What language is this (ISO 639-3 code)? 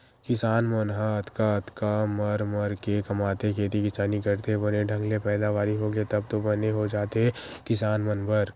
hne